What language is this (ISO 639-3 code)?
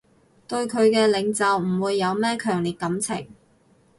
yue